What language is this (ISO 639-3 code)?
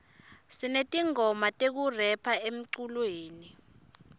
ssw